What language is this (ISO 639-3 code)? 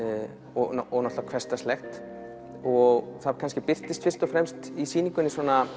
isl